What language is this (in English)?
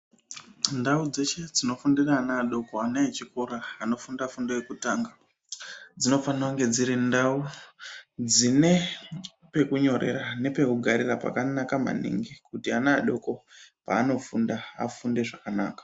Ndau